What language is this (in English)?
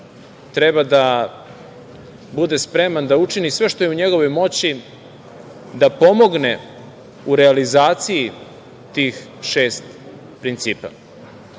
Serbian